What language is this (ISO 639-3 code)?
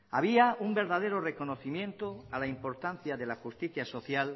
spa